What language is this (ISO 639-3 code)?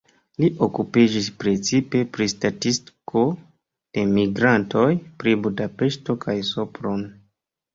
epo